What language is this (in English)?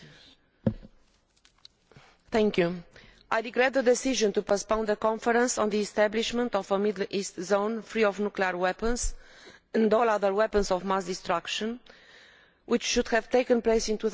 English